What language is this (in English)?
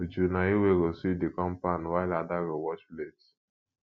Nigerian Pidgin